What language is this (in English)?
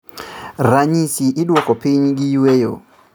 Luo (Kenya and Tanzania)